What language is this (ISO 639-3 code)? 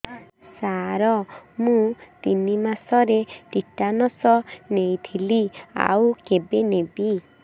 ori